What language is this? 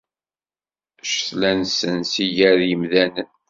Kabyle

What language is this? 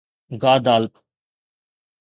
Sindhi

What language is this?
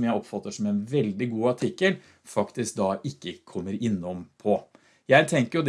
Norwegian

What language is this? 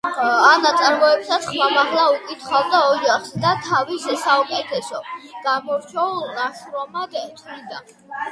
Georgian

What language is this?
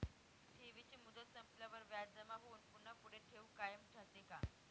Marathi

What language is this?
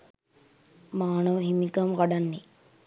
Sinhala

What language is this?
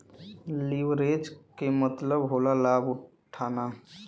Bhojpuri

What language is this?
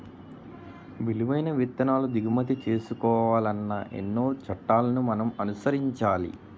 Telugu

